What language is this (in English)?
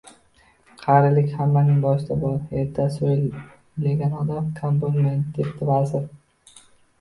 Uzbek